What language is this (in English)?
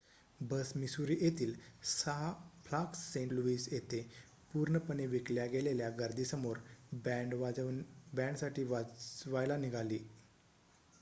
Marathi